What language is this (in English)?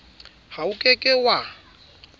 Southern Sotho